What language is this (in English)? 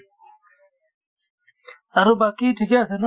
Assamese